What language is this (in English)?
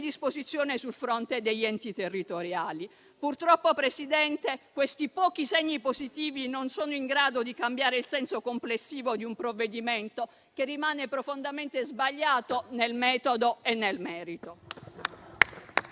Italian